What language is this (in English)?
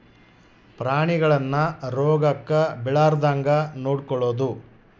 Kannada